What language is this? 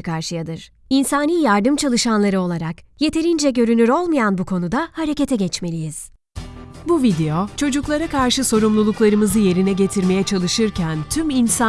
Turkish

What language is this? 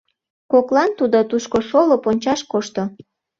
Mari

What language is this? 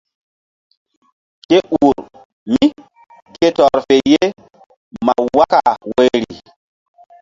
Mbum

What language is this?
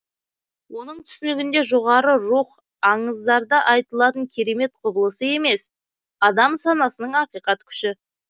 Kazakh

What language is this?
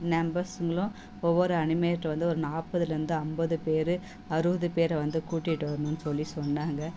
Tamil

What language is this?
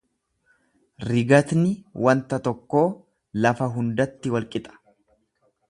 Oromo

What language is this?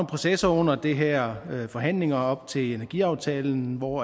Danish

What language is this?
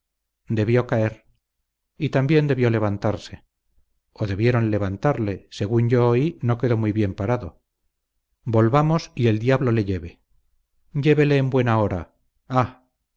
Spanish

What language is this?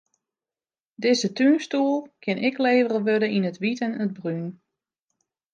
Western Frisian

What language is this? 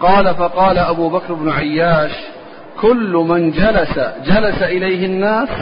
Arabic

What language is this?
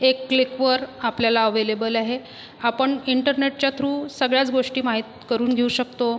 Marathi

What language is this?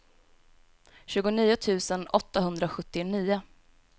Swedish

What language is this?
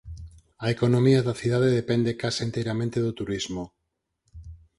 Galician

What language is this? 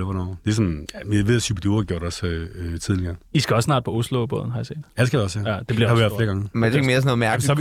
Danish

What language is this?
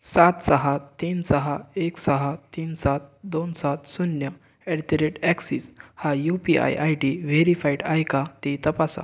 Marathi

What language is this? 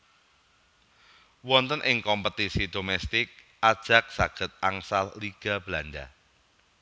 Javanese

